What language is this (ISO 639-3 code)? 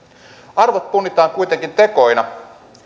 fin